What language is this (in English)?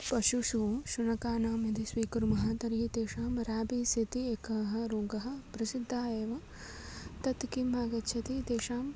Sanskrit